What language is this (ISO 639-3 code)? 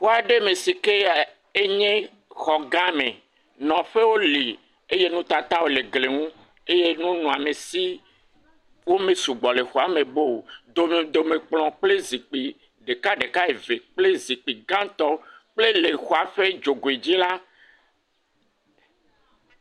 ewe